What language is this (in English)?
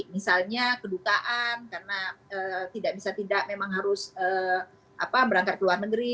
Indonesian